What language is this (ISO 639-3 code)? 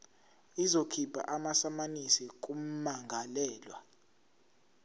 zul